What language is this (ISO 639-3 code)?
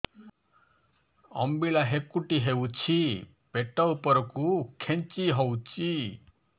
ori